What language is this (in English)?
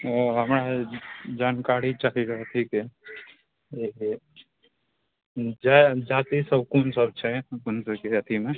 Maithili